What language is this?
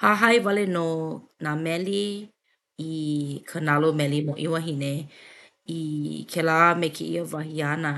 Hawaiian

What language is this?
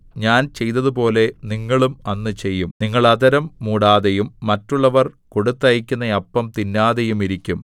Malayalam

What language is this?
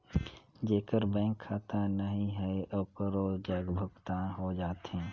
Chhattisgarhi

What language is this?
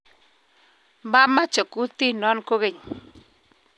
Kalenjin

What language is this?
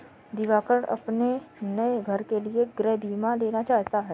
Hindi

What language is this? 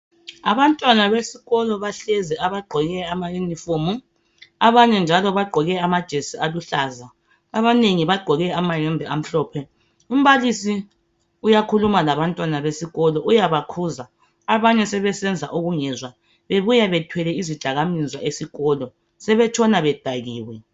North Ndebele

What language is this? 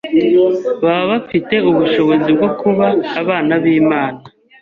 Kinyarwanda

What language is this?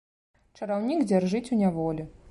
Belarusian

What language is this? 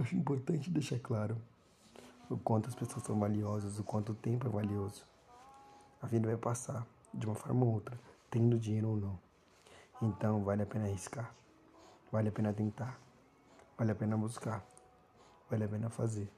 Portuguese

